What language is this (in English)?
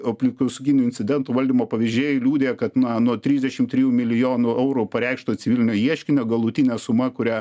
Lithuanian